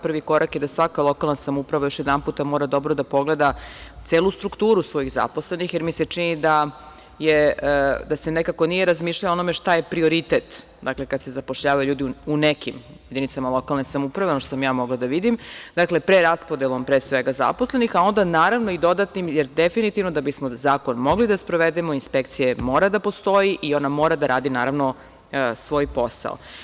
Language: Serbian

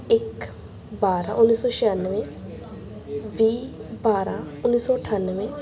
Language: Punjabi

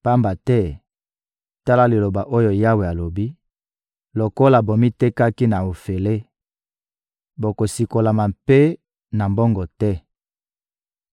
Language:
Lingala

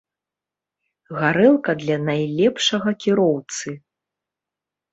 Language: Belarusian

